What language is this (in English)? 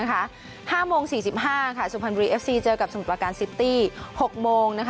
Thai